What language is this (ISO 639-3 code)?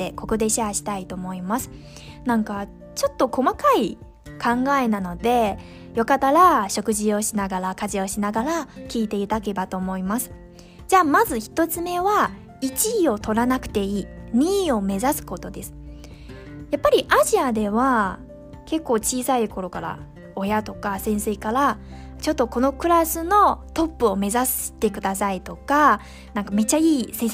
jpn